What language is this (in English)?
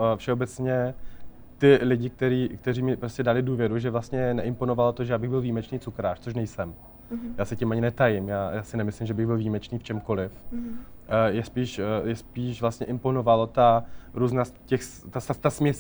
Czech